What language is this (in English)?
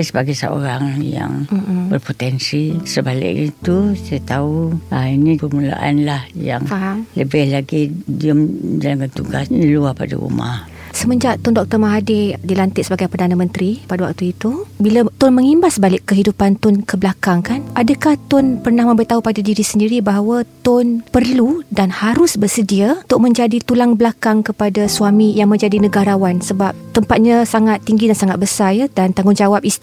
Malay